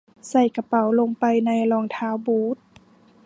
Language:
Thai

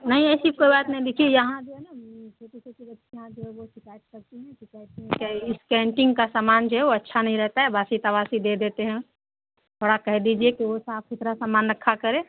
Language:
Urdu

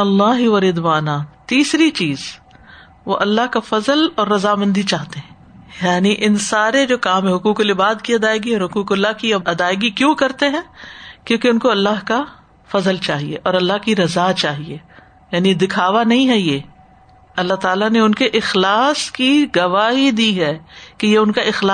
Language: Urdu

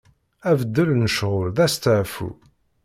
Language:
Kabyle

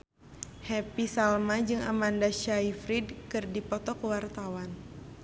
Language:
Sundanese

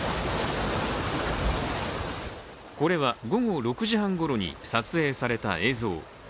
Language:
Japanese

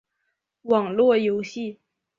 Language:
Chinese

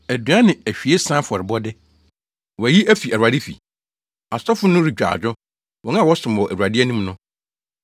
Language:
Akan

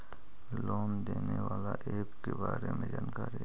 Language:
Magahi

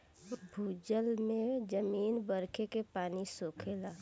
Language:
Bhojpuri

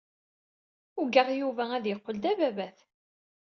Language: Kabyle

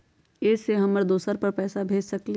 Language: Magahi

